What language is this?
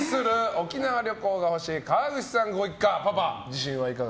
Japanese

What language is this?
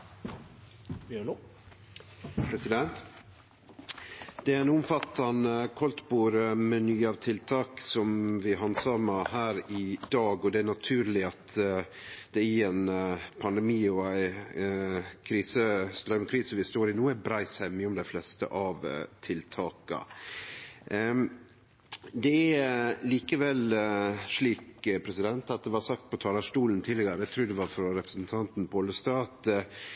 Norwegian Nynorsk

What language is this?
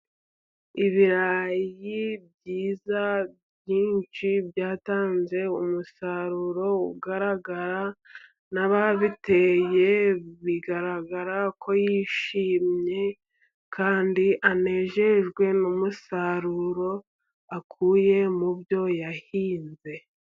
Kinyarwanda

